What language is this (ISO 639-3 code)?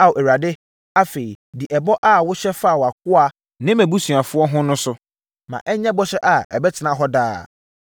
aka